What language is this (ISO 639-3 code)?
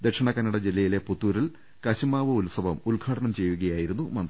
mal